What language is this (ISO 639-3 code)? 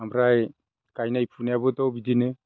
brx